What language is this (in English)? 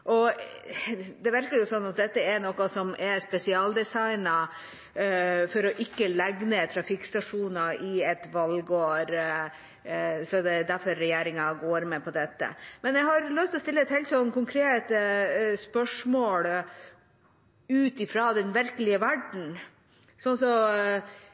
Norwegian Bokmål